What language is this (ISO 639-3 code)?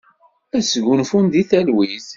kab